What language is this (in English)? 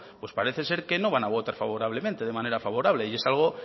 Spanish